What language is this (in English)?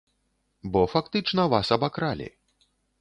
Belarusian